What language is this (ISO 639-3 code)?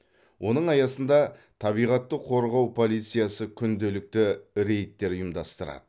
kaz